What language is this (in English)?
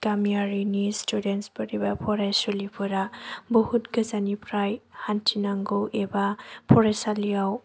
Bodo